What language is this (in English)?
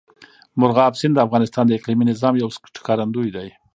Pashto